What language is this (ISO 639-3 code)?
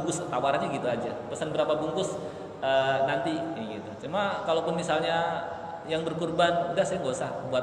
ind